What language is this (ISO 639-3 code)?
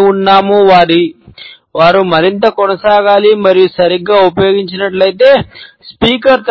tel